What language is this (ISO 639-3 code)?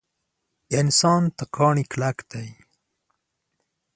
pus